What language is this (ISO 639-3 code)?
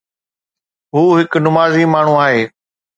snd